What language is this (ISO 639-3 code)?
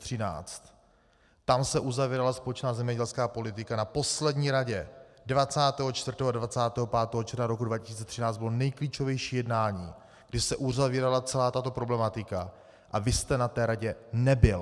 ces